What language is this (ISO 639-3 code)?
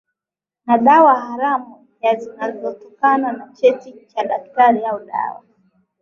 swa